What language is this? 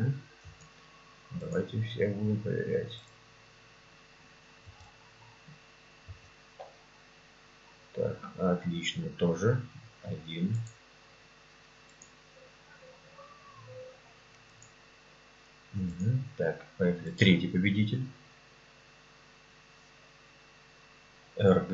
Russian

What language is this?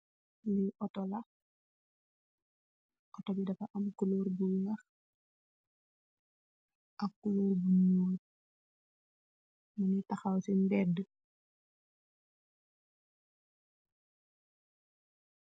Wolof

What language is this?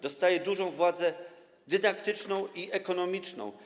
Polish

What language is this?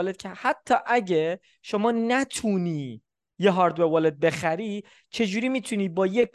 Persian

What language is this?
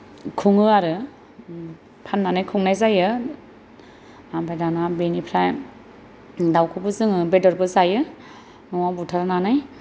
Bodo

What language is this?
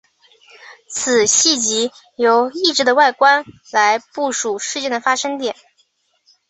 Chinese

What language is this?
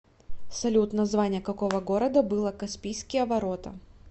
Russian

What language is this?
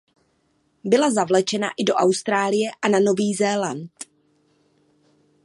Czech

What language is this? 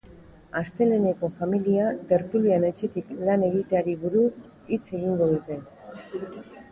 Basque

